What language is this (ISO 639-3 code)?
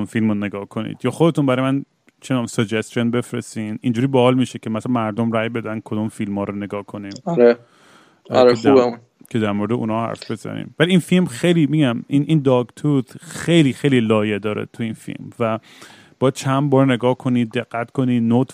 fas